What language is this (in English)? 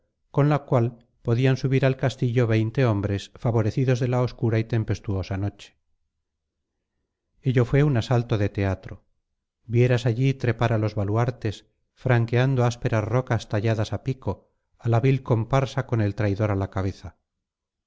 Spanish